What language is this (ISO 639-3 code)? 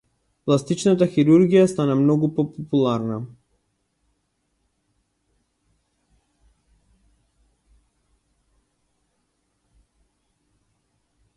mkd